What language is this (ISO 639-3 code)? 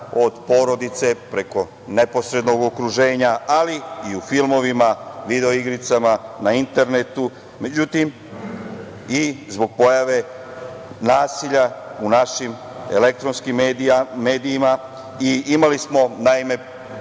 srp